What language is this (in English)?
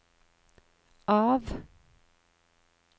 Norwegian